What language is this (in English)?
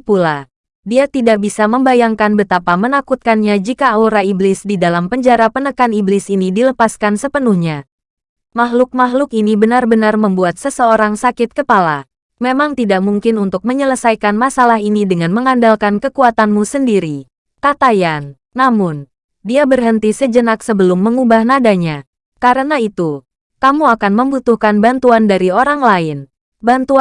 Indonesian